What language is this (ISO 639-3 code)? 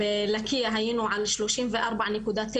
heb